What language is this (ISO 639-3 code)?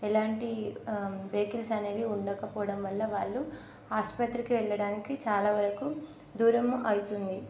tel